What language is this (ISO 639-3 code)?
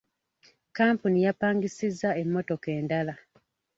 lug